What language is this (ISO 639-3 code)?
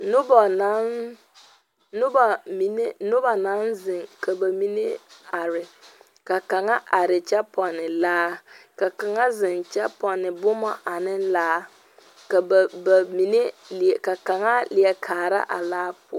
dga